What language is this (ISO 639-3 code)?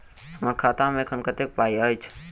mai